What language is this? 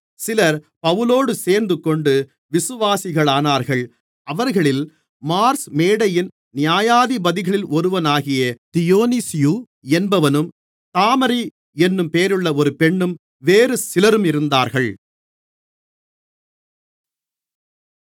Tamil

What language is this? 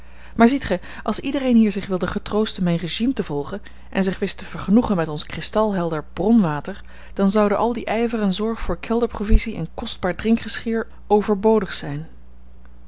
Dutch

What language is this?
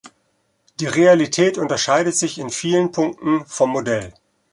German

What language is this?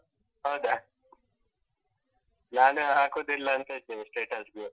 Kannada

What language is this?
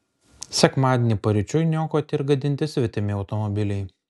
Lithuanian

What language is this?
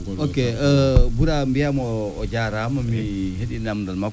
Fula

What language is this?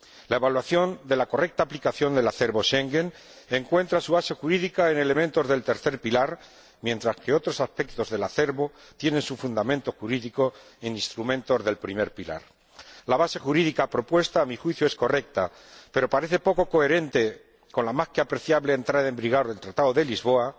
Spanish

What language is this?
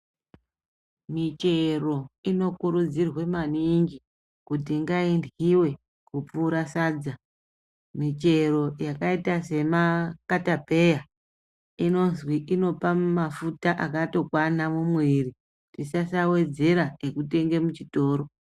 Ndau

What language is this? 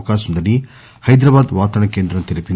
Telugu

